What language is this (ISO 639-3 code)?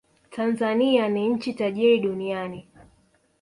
swa